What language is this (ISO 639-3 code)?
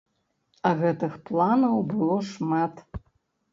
bel